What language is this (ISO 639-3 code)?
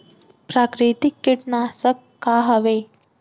hne